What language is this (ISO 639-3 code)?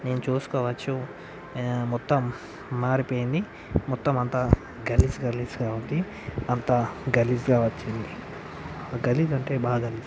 tel